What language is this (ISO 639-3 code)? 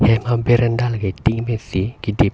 mjw